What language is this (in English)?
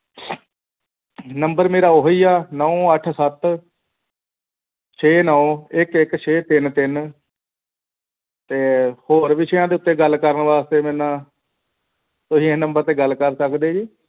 Punjabi